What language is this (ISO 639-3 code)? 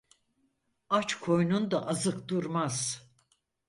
tur